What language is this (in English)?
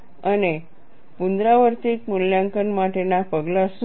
Gujarati